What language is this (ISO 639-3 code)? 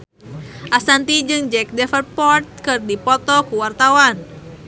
sun